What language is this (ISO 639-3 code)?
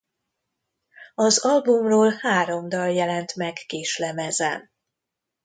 hun